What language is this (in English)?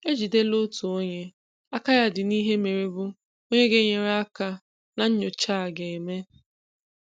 Igbo